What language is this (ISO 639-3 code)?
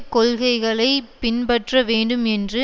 tam